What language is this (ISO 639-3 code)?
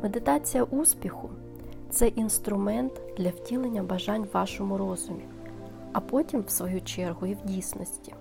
ukr